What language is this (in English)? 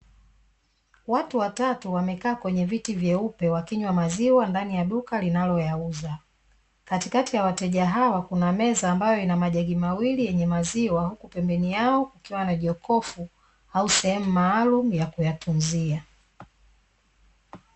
Swahili